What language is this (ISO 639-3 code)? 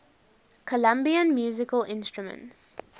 eng